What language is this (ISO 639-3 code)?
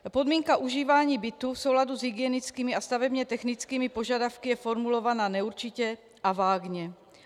ces